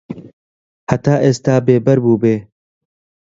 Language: Central Kurdish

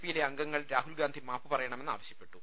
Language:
Malayalam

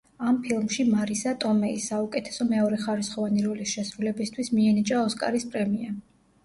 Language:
Georgian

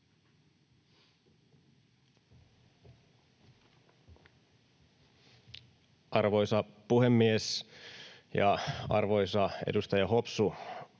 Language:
Finnish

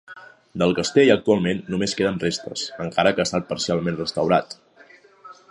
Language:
Catalan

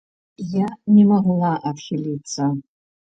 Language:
Belarusian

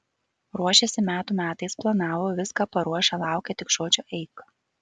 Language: Lithuanian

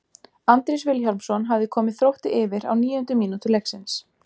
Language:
Icelandic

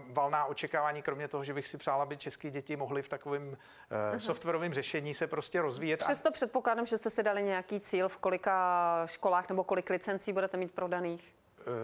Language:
Czech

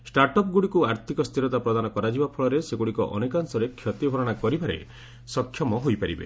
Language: Odia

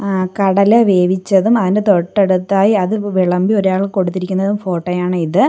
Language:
Malayalam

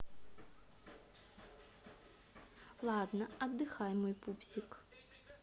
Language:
Russian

